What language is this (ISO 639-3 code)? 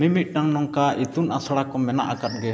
sat